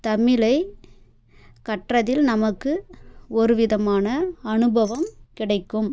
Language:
Tamil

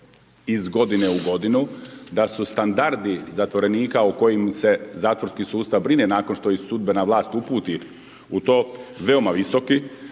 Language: Croatian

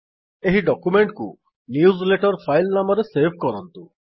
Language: Odia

